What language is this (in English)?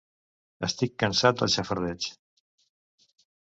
Catalan